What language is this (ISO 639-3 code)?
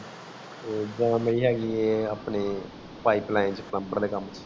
pan